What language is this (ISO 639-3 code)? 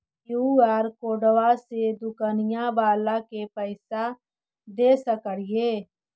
mag